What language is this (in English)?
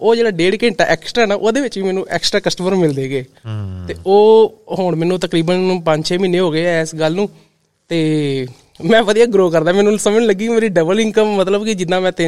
Punjabi